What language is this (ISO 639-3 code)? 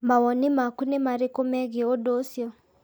kik